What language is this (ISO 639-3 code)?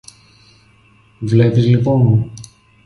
ell